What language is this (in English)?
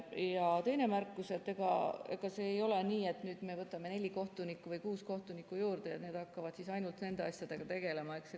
Estonian